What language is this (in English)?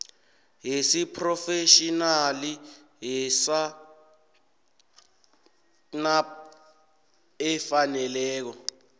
South Ndebele